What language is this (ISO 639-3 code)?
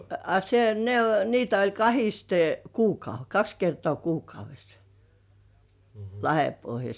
fin